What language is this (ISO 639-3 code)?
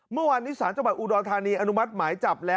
tha